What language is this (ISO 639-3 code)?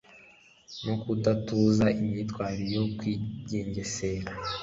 kin